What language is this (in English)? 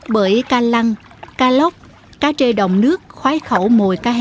Vietnamese